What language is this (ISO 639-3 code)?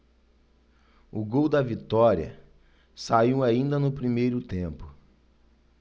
por